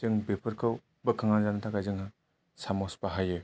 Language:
Bodo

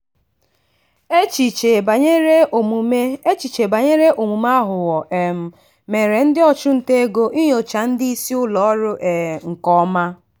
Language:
Igbo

